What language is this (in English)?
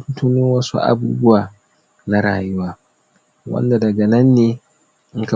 Hausa